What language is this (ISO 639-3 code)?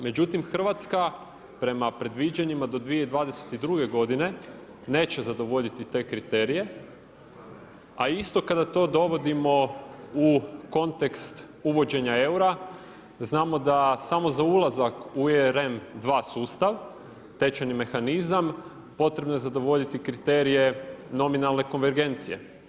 hrv